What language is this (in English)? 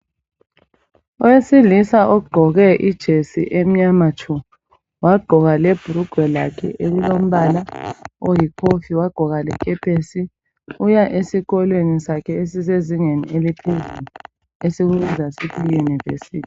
North Ndebele